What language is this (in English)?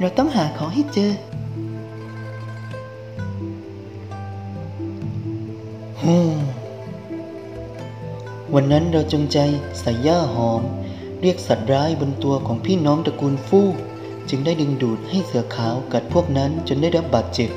Thai